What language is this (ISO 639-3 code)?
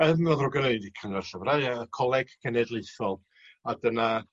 cym